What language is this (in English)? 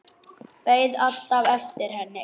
Icelandic